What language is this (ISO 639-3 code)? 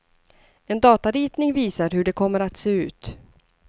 swe